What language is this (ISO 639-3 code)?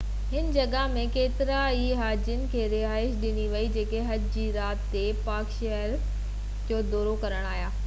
snd